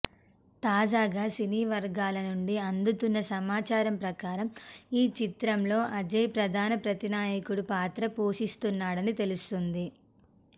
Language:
Telugu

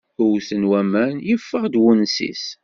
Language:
Kabyle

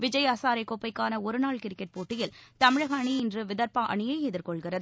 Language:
Tamil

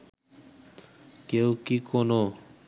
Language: Bangla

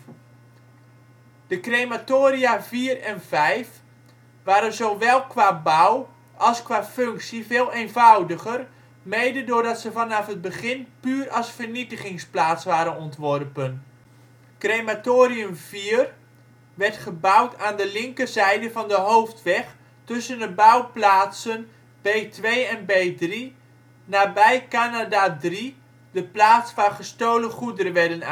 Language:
Dutch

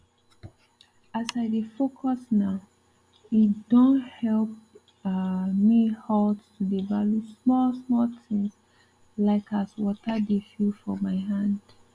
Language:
Nigerian Pidgin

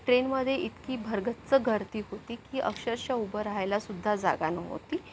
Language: Marathi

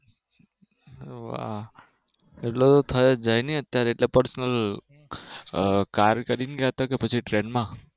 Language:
Gujarati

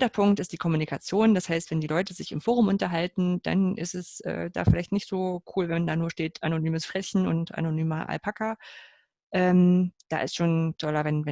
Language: German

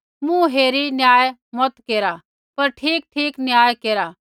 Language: Kullu Pahari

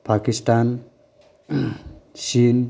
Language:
Bodo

